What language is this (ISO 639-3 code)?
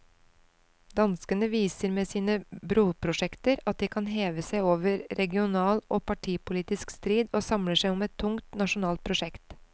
nor